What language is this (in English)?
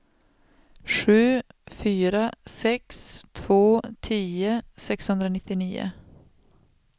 Swedish